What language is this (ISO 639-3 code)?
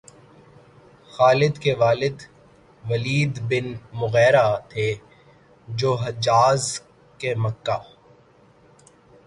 urd